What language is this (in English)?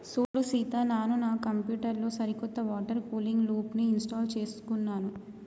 Telugu